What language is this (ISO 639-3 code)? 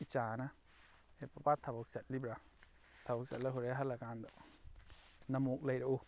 mni